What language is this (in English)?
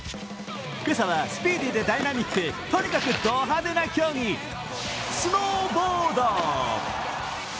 Japanese